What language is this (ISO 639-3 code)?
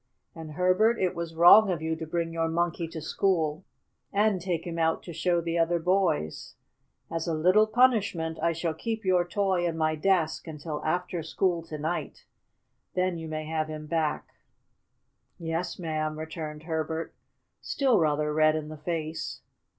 eng